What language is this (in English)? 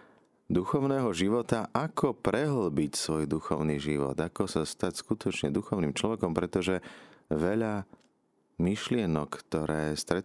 Slovak